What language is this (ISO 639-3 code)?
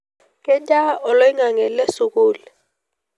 mas